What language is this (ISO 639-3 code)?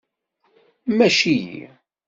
kab